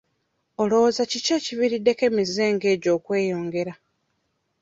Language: Ganda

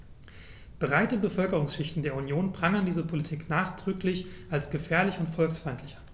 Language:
German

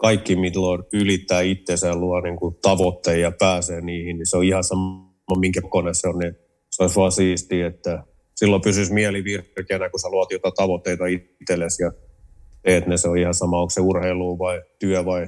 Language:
Finnish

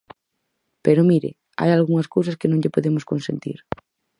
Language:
Galician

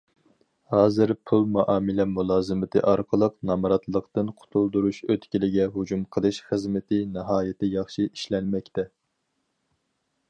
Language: Uyghur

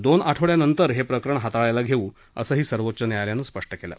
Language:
Marathi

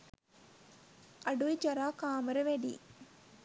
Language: Sinhala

